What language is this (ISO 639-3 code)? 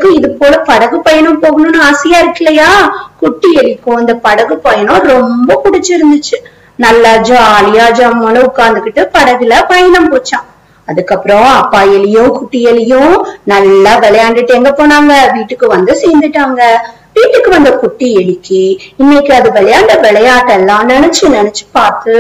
kor